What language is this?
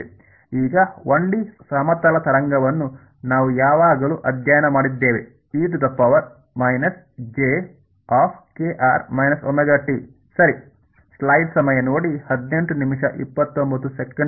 Kannada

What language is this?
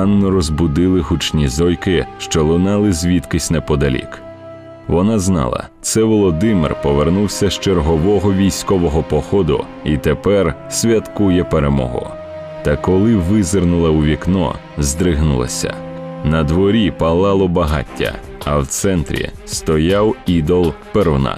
Ukrainian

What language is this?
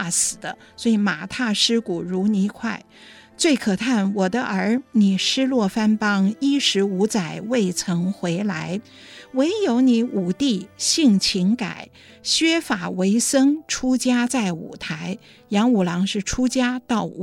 Chinese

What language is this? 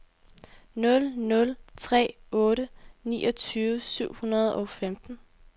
Danish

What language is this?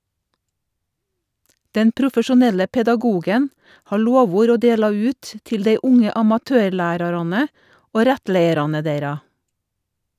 Norwegian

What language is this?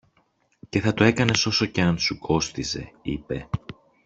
Greek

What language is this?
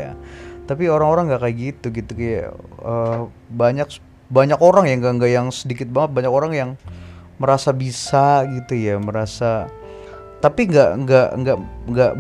Indonesian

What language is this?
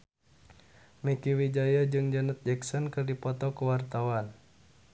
Sundanese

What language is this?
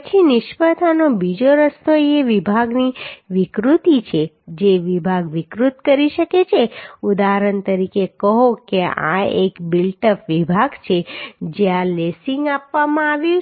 Gujarati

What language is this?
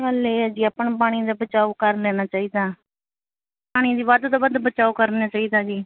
Punjabi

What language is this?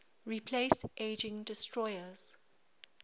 English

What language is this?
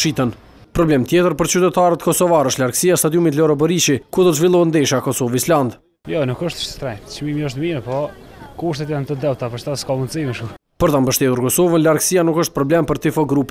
Romanian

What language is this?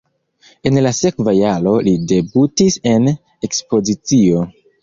Esperanto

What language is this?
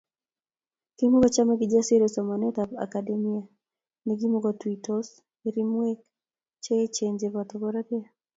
Kalenjin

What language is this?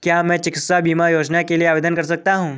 Hindi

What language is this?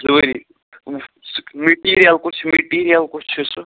Kashmiri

